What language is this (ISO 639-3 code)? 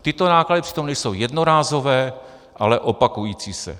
ces